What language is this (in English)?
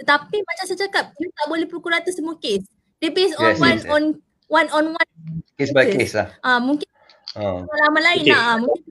Malay